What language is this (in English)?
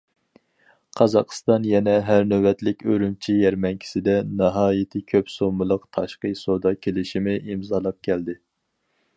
Uyghur